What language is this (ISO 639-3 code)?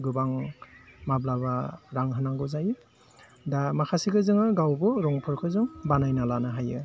brx